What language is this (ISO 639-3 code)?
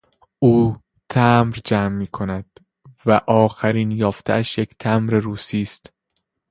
fas